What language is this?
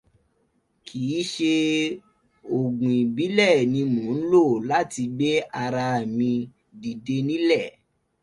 Yoruba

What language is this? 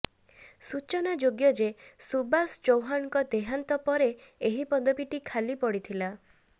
Odia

